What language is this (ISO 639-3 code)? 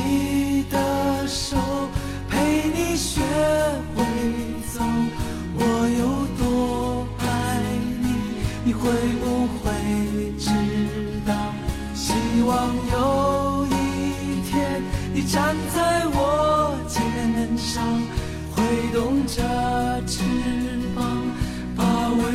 zho